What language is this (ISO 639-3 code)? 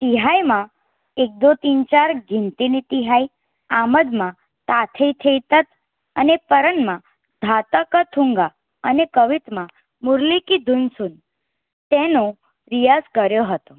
guj